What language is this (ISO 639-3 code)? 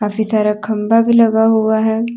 hin